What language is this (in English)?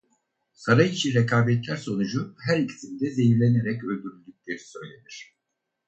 Turkish